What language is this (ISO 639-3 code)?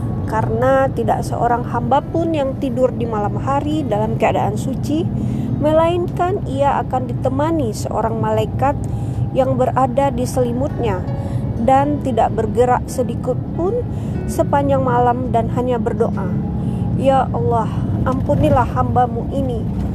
ind